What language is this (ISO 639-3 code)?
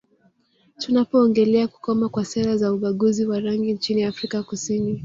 swa